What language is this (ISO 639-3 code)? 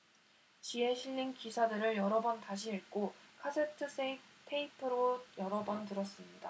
kor